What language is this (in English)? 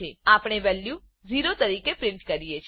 Gujarati